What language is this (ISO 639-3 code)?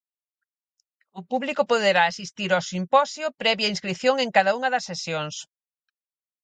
glg